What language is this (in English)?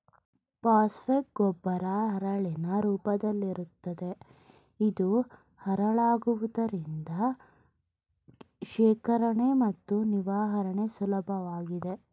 Kannada